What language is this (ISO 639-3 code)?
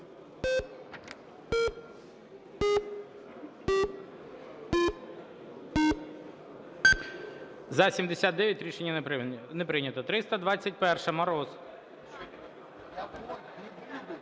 ukr